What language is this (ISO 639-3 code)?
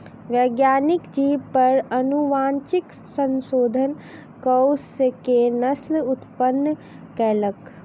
mai